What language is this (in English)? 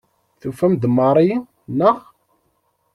Kabyle